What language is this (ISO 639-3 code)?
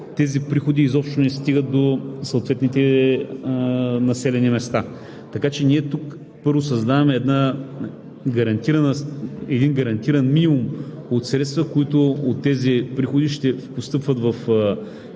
bul